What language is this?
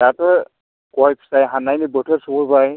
Bodo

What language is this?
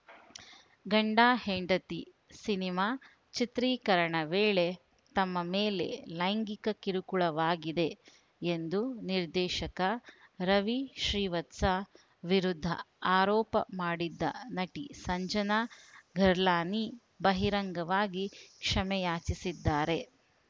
Kannada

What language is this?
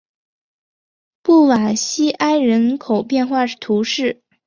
Chinese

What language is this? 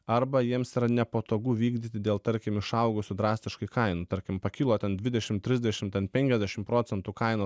Lithuanian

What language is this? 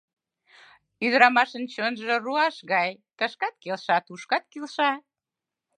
Mari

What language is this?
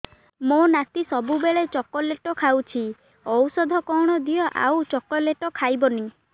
Odia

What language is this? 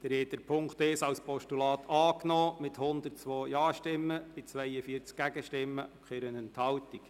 Swiss German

